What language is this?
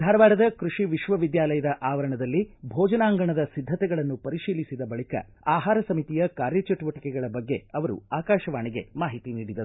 Kannada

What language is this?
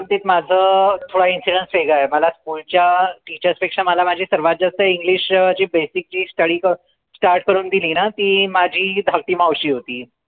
Marathi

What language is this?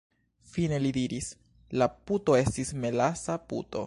Esperanto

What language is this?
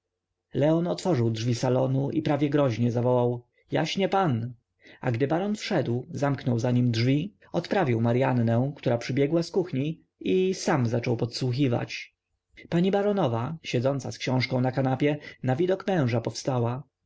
Polish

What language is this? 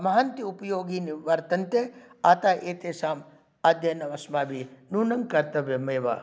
Sanskrit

